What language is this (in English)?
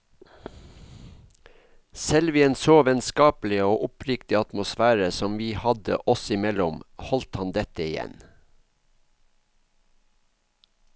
Norwegian